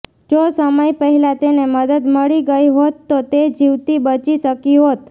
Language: Gujarati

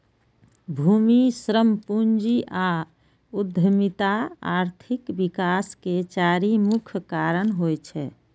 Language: Maithili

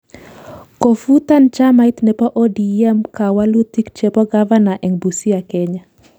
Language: Kalenjin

